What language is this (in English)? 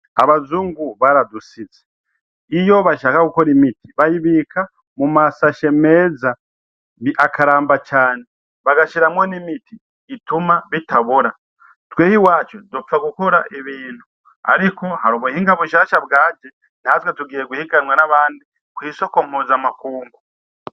Rundi